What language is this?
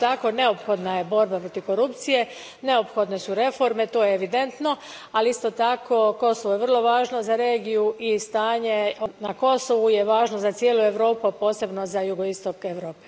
Croatian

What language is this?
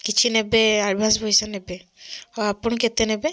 Odia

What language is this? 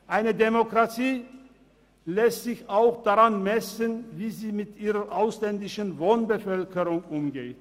Swiss German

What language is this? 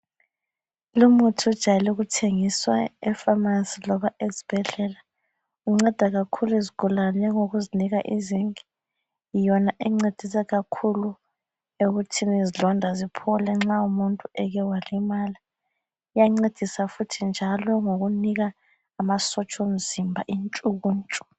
North Ndebele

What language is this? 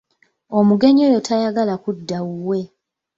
Ganda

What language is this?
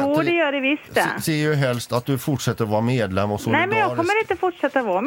Swedish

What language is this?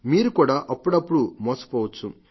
Telugu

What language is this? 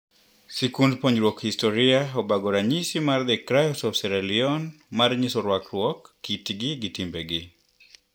Luo (Kenya and Tanzania)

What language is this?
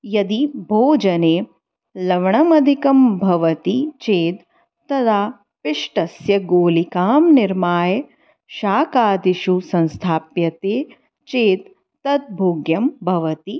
Sanskrit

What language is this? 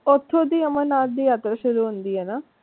Punjabi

